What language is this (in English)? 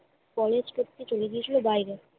Bangla